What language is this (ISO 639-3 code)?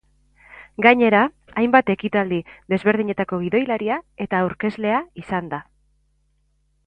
eus